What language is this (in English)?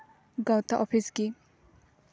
Santali